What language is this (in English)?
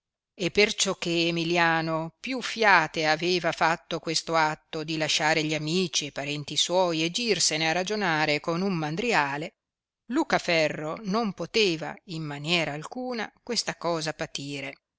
Italian